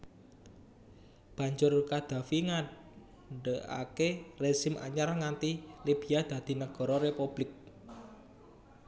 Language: Javanese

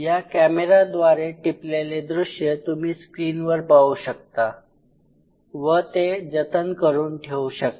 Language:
Marathi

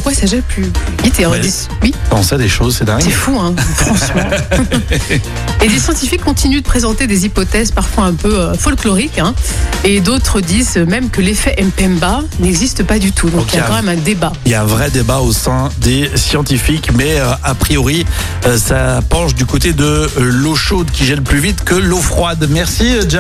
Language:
French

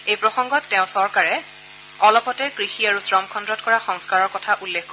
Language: Assamese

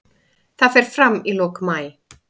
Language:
Icelandic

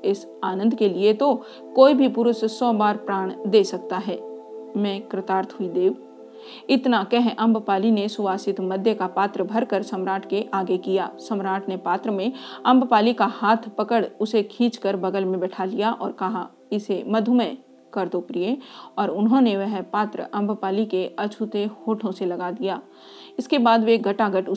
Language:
Hindi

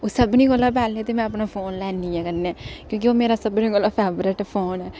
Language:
Dogri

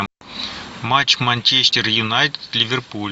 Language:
Russian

